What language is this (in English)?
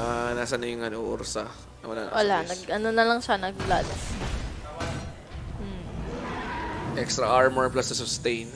Filipino